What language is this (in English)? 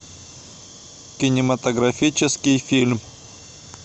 Russian